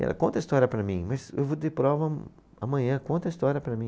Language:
Portuguese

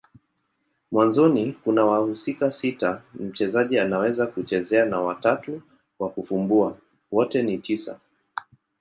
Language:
Swahili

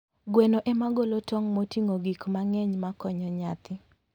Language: Luo (Kenya and Tanzania)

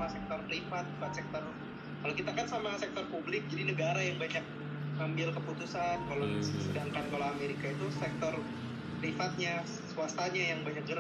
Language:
Indonesian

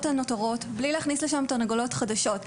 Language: Hebrew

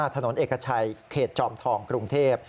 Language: Thai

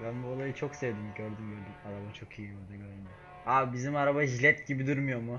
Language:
Turkish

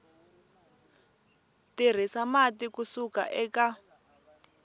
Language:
Tsonga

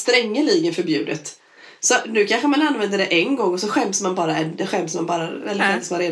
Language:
Swedish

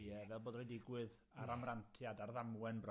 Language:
Welsh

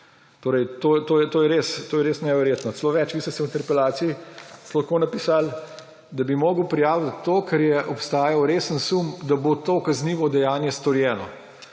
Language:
Slovenian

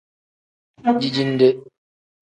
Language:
Tem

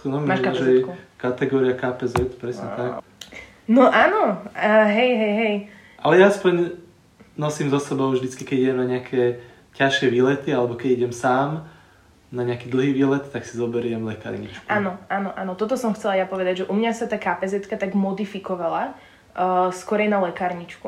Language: Slovak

